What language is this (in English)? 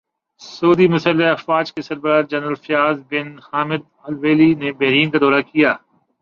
Urdu